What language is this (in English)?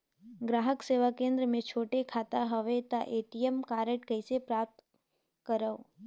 Chhattisgarhi